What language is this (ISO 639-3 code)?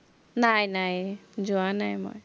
asm